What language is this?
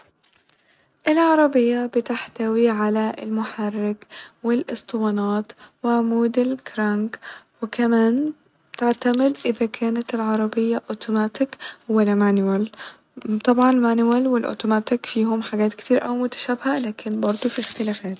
Egyptian Arabic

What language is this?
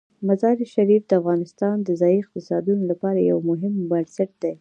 Pashto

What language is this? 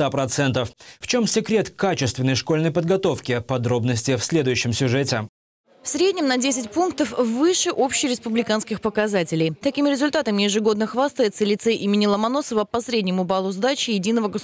Russian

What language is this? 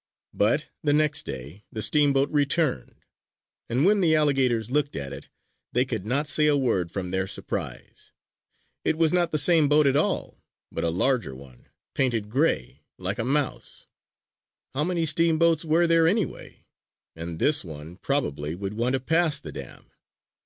English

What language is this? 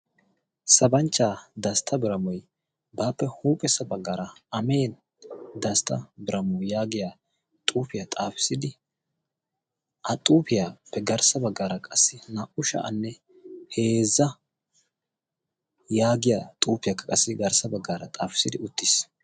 Wolaytta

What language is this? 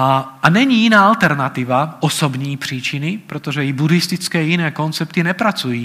Czech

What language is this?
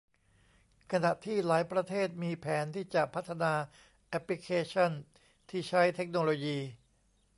Thai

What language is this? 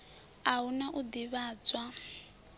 Venda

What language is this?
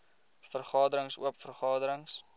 Afrikaans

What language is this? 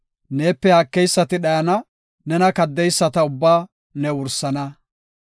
Gofa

